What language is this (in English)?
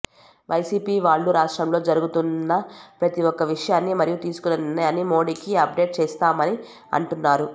Telugu